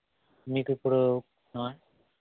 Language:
Telugu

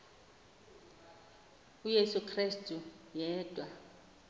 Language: Xhosa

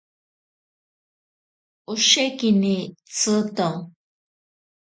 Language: Ashéninka Perené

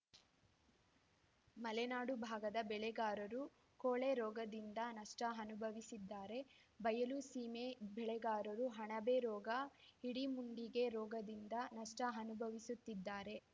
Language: Kannada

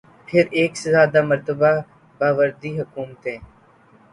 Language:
Urdu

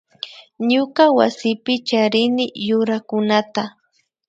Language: Imbabura Highland Quichua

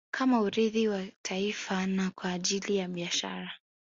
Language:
Swahili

